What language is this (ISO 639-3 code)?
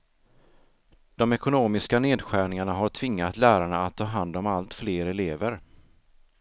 swe